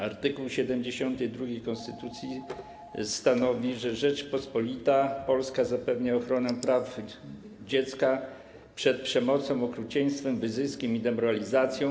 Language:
Polish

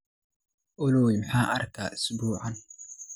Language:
Somali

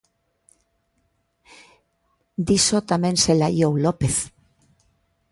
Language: Galician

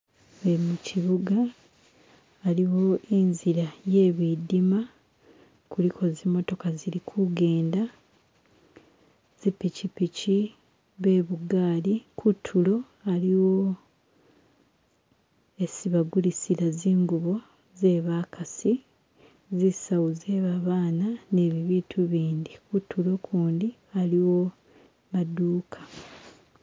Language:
Masaaba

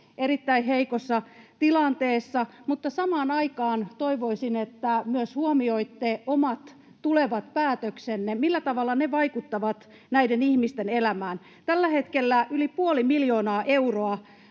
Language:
Finnish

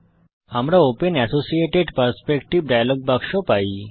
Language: Bangla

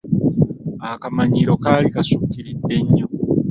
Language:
Ganda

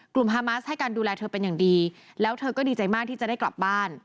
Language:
Thai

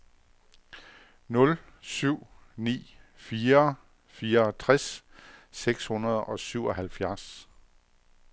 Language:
Danish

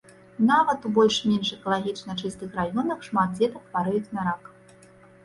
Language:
Belarusian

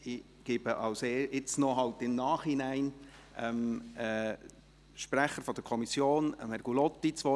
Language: Swiss German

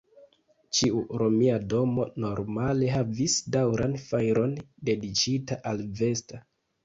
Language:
Esperanto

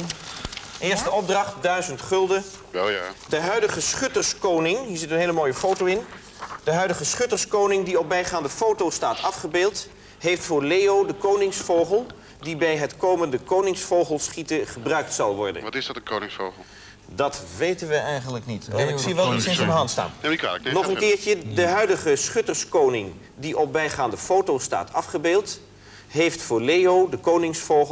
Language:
Dutch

